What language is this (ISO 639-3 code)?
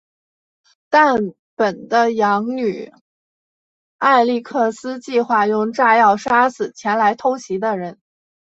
zho